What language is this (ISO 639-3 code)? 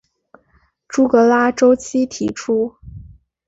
zho